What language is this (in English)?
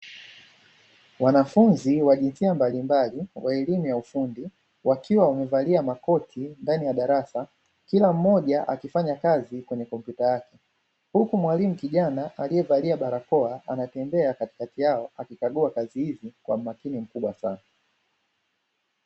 Swahili